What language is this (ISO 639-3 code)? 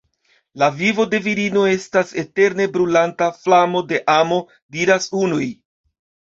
epo